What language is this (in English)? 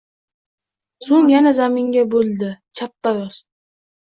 Uzbek